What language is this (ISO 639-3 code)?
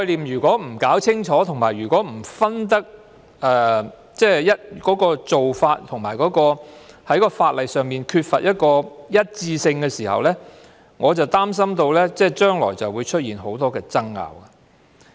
yue